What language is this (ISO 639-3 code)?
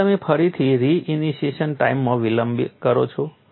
guj